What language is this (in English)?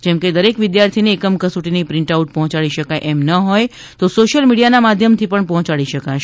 Gujarati